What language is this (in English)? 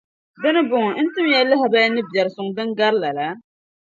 Dagbani